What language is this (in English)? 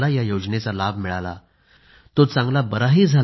Marathi